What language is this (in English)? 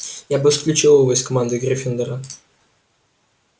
Russian